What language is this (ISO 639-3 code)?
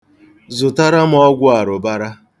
ibo